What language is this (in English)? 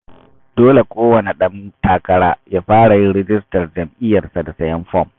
Hausa